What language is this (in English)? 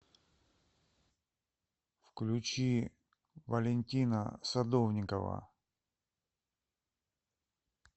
Russian